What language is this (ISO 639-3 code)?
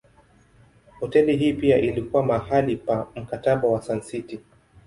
swa